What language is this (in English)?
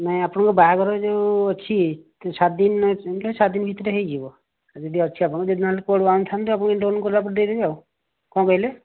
Odia